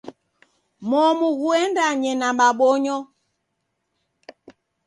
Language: Taita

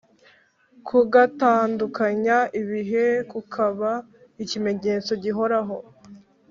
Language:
Kinyarwanda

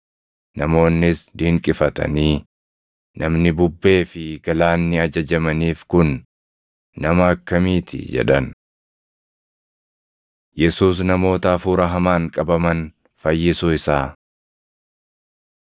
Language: Oromo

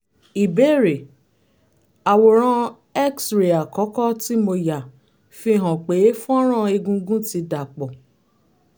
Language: Yoruba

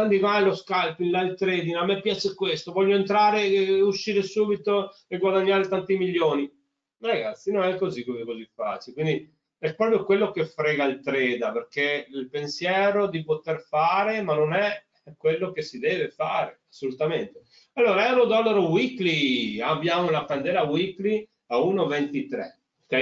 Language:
Italian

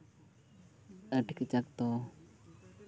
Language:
Santali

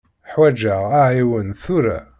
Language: Kabyle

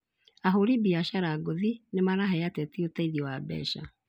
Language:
Kikuyu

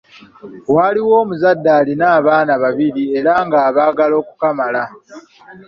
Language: Ganda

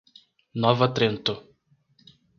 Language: Portuguese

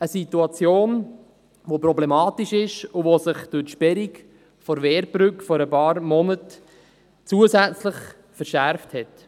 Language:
Swiss German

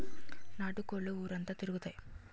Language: Telugu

